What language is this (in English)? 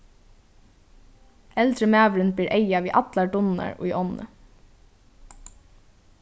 Faroese